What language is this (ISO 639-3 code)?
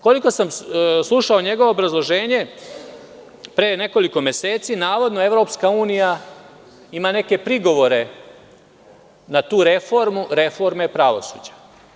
srp